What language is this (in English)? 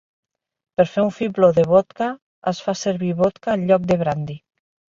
Catalan